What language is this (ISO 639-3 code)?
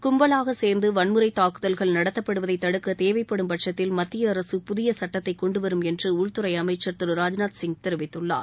tam